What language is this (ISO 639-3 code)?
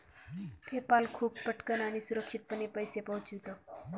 mar